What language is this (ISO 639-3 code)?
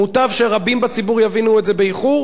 heb